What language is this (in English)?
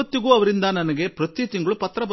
Kannada